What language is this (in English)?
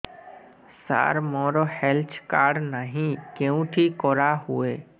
Odia